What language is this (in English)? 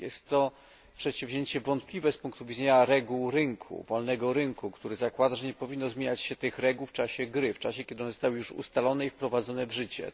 Polish